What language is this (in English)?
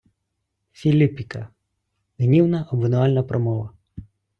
Ukrainian